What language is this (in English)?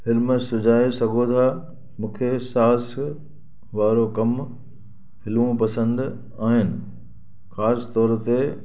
Sindhi